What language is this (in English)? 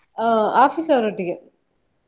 Kannada